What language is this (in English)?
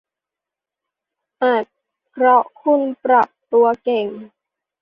Thai